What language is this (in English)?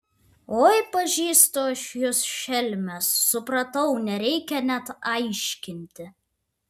Lithuanian